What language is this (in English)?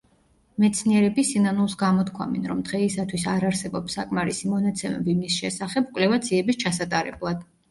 Georgian